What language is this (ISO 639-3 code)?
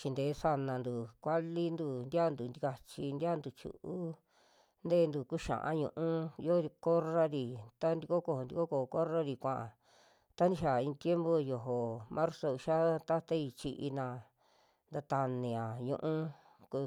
jmx